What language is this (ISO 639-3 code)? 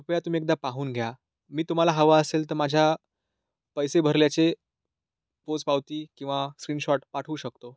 mar